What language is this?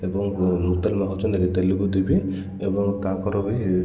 Odia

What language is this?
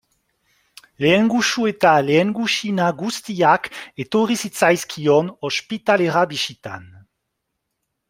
Basque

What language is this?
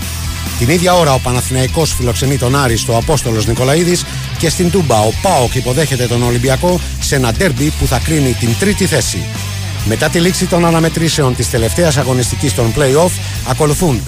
Greek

